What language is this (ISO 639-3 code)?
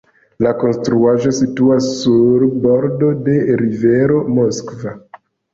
epo